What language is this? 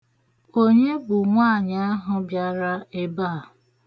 Igbo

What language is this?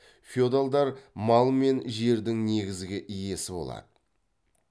Kazakh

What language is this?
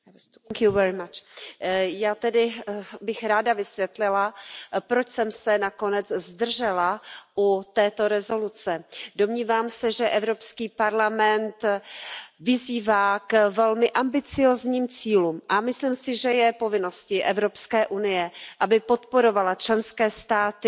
Czech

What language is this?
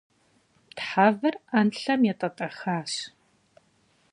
Kabardian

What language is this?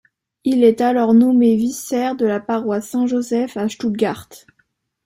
French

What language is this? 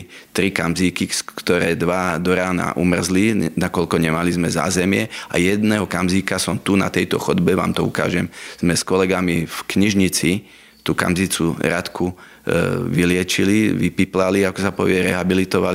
Slovak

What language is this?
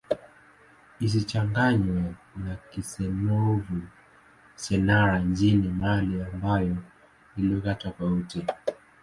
Swahili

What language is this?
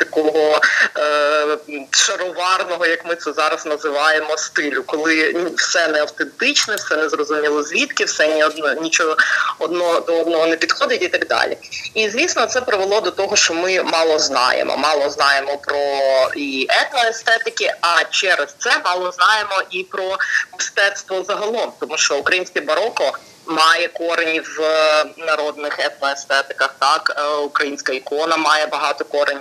Ukrainian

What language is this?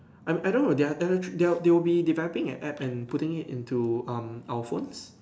English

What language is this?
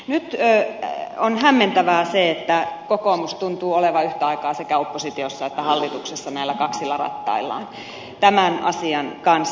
Finnish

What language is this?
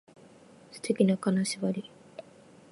Japanese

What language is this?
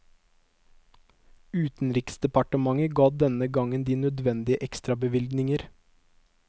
Norwegian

